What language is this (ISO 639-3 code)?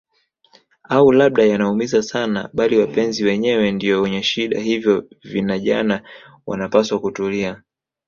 swa